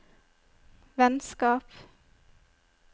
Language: Norwegian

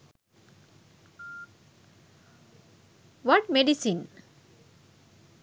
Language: Sinhala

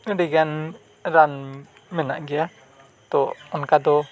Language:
Santali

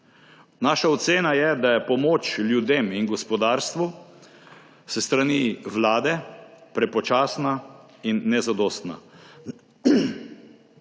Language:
Slovenian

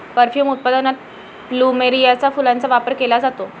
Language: Marathi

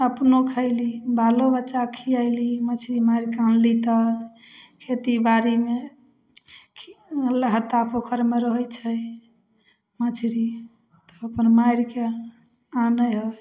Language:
Maithili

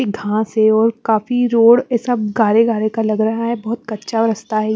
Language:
Hindi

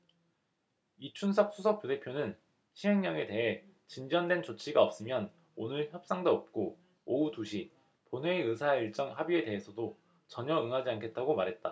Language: Korean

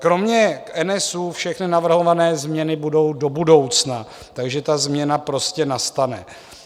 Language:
Czech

